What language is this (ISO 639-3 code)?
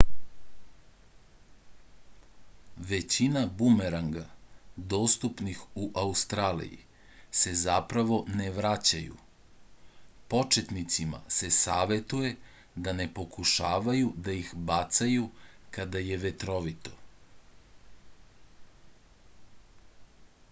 srp